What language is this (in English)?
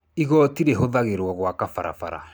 Kikuyu